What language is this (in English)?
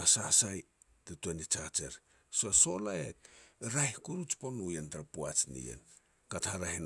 Petats